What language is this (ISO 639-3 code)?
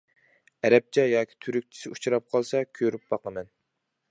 uig